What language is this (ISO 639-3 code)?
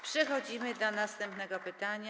pol